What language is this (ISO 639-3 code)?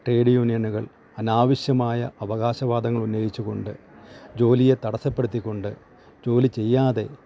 mal